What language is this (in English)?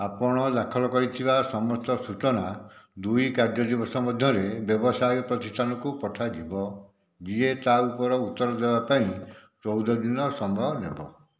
Odia